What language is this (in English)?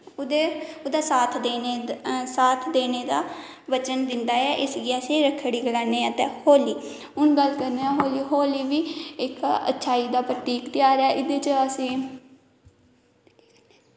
Dogri